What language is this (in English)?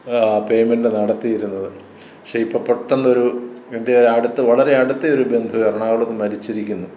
Malayalam